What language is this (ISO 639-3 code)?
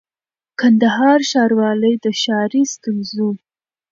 pus